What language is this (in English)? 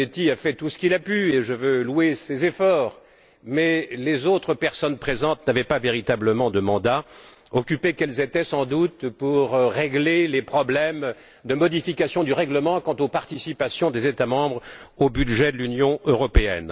French